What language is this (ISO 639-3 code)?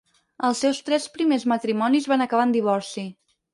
cat